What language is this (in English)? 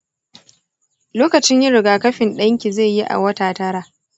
Hausa